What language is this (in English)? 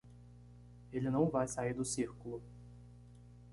Portuguese